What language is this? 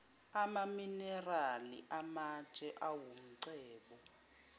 Zulu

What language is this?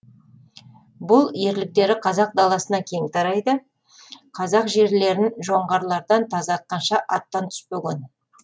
Kazakh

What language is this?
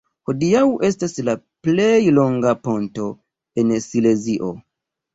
Esperanto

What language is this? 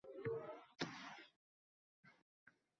Uzbek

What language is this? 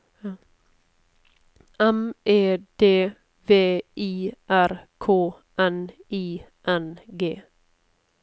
Norwegian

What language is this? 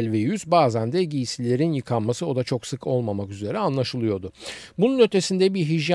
Turkish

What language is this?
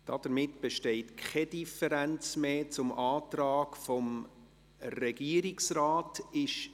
Swiss German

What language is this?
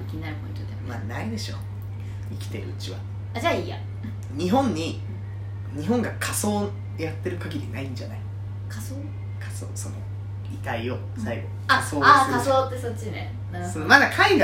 Japanese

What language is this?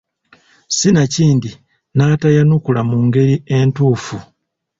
Ganda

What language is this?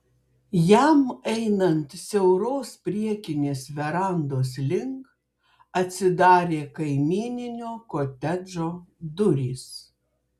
Lithuanian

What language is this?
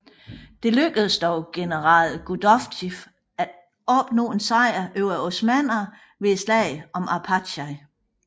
Danish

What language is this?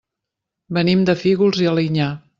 Catalan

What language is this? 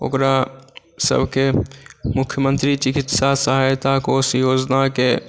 Maithili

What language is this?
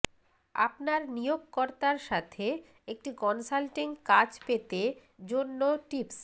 Bangla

